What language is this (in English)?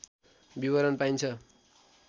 Nepali